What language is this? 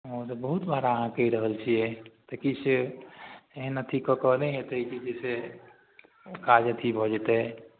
Maithili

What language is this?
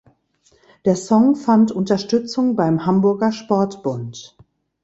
German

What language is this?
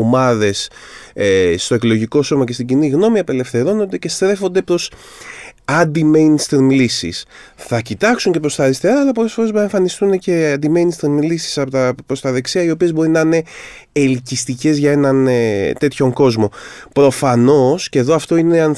Greek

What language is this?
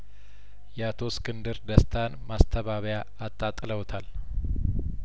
Amharic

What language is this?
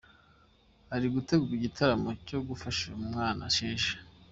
Kinyarwanda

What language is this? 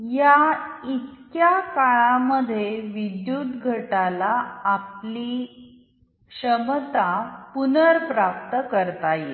Marathi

